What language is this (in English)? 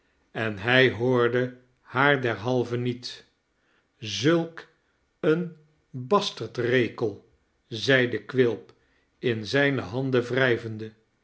Dutch